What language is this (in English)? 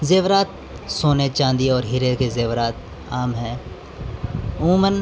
Urdu